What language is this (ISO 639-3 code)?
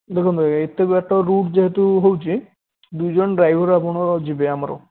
ori